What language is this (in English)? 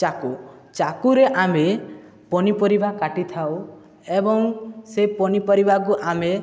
Odia